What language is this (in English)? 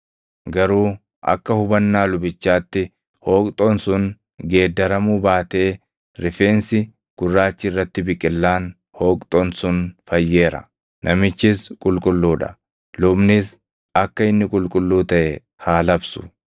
Oromo